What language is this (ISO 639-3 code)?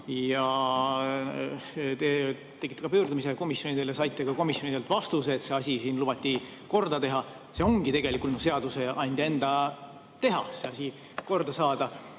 est